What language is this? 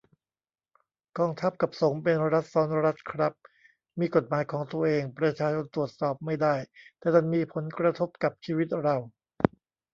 Thai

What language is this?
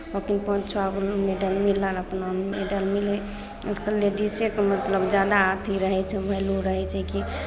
Maithili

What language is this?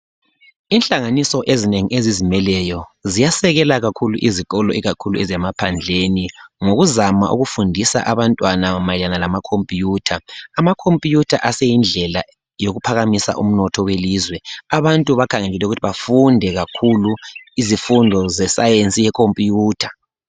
North Ndebele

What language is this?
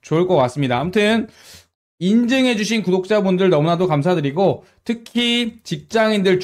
Korean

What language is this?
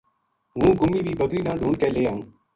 Gujari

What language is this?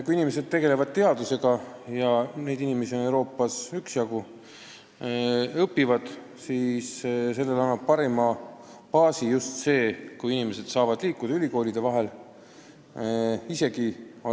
Estonian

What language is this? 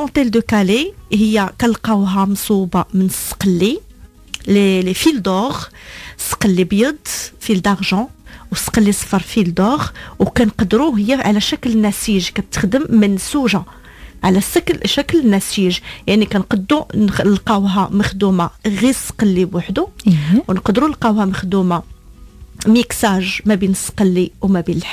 Arabic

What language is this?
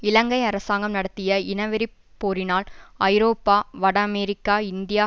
Tamil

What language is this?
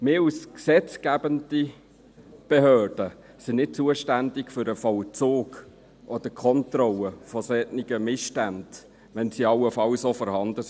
Swiss German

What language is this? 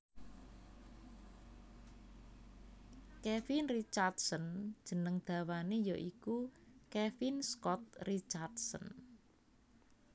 Javanese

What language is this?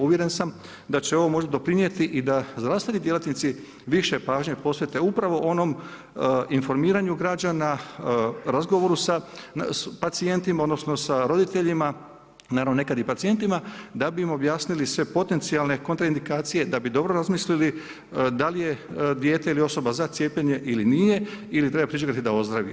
Croatian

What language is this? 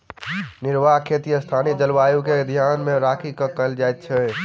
Maithili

